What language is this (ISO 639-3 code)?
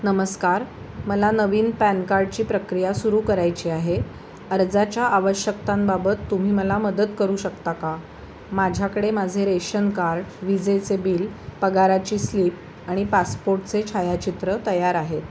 mar